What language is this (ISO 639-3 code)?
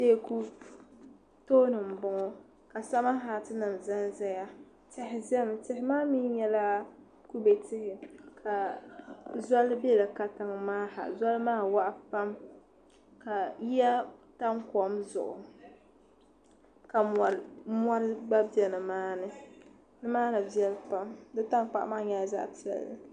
dag